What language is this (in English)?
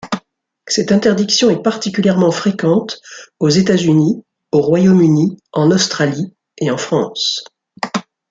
French